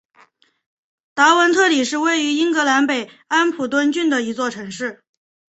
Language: Chinese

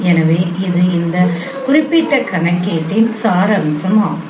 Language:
Tamil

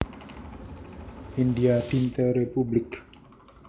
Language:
Javanese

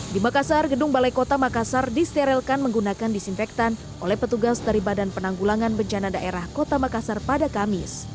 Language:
Indonesian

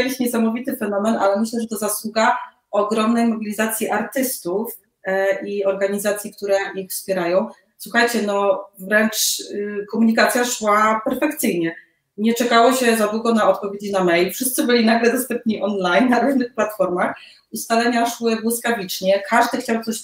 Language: Polish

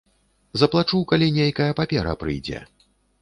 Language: Belarusian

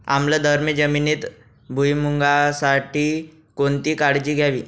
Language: Marathi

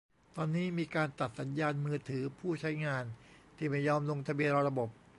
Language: Thai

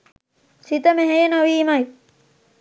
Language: Sinhala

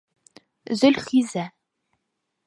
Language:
Bashkir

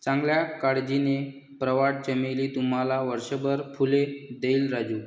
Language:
Marathi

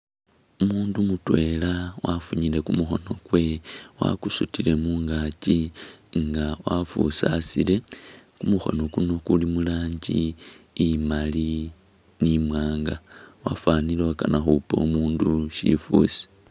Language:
Masaaba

